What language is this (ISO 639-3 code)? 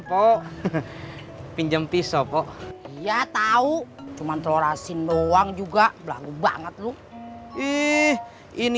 ind